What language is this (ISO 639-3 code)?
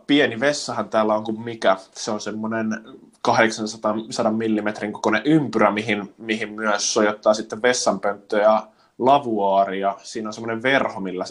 fin